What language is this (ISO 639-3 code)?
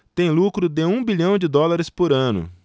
por